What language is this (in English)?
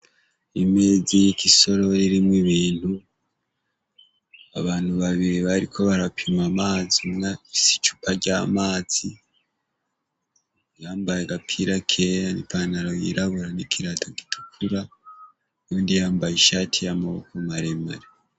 Rundi